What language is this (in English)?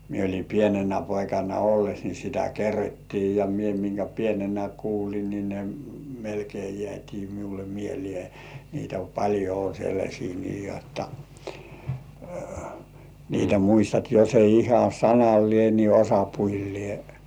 Finnish